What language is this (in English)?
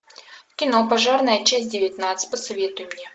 Russian